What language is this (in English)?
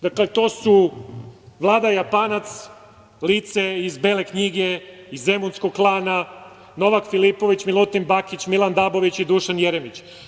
Serbian